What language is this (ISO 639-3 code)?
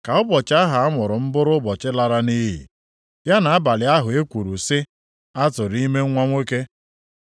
ibo